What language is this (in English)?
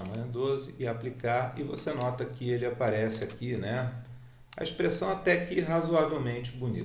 Portuguese